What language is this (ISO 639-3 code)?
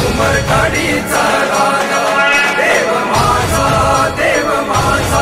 tur